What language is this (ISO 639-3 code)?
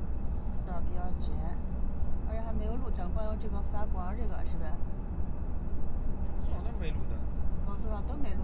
zho